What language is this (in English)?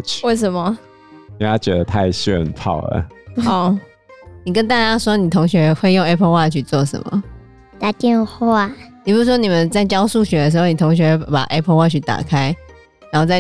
Chinese